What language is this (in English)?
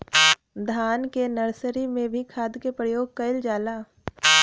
Bhojpuri